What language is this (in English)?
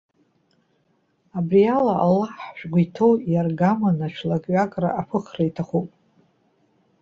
Abkhazian